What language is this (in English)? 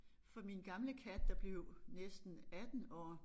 Danish